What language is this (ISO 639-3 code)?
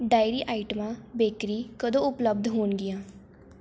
pan